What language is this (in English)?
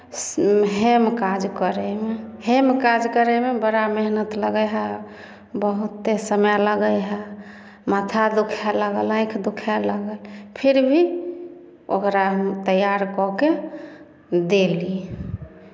Maithili